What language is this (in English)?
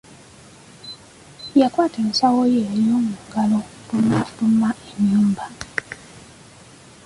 Ganda